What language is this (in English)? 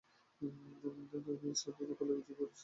Bangla